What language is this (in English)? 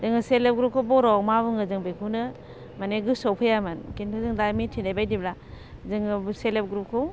Bodo